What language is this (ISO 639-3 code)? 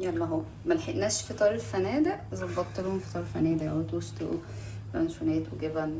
ara